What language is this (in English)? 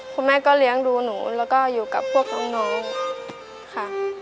Thai